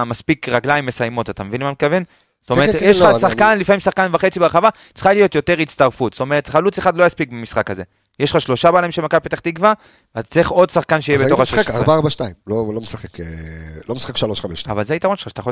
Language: Hebrew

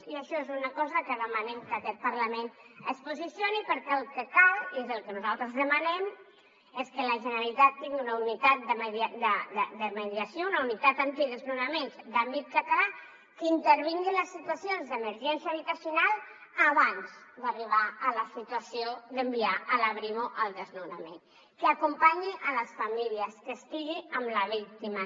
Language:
Catalan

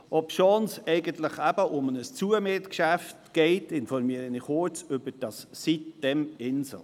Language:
Swiss German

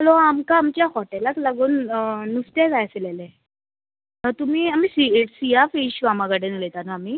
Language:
Konkani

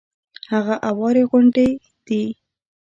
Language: Pashto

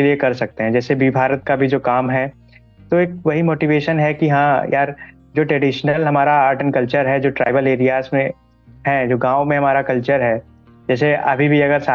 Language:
Hindi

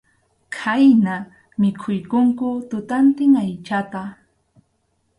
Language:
Arequipa-La Unión Quechua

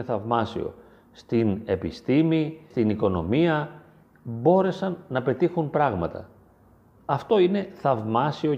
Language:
Greek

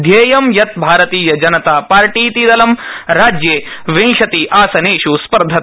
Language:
Sanskrit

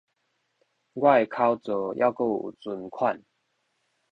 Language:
Min Nan Chinese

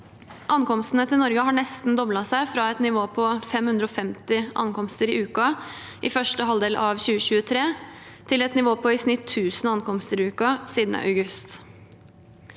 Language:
Norwegian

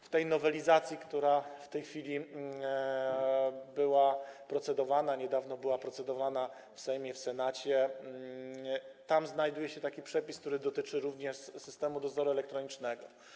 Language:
Polish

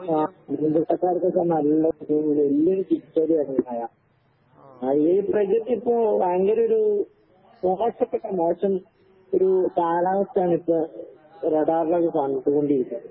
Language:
Malayalam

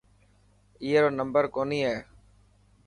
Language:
Dhatki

